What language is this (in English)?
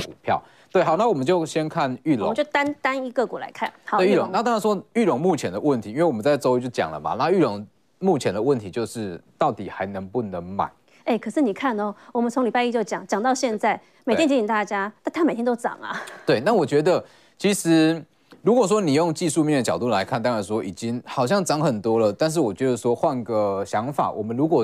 Chinese